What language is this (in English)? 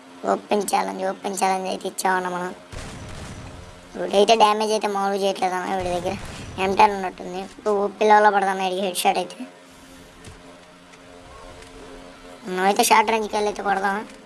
Turkish